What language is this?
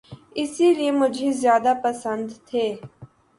Urdu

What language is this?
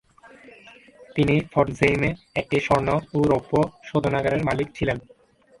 Bangla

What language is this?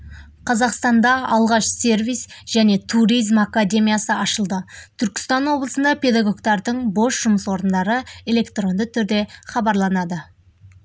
Kazakh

